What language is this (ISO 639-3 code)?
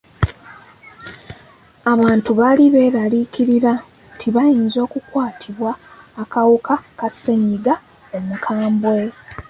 lug